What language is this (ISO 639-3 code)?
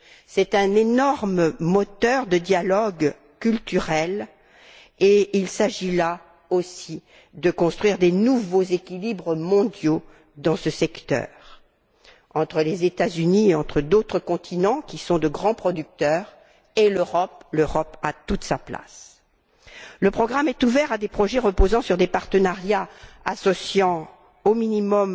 fra